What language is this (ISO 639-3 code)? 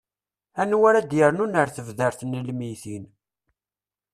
kab